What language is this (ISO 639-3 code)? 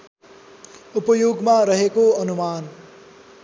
nep